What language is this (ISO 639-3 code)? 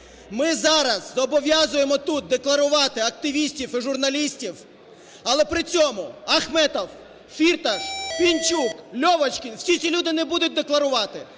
ukr